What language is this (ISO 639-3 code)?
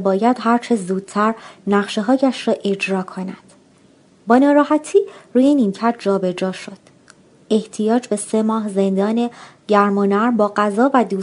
fas